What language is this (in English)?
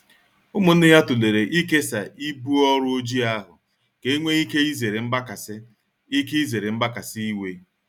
Igbo